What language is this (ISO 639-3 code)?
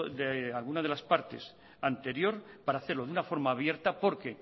spa